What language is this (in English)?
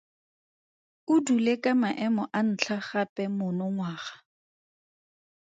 Tswana